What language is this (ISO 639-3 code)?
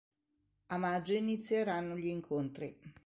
ita